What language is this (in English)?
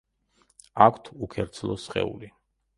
Georgian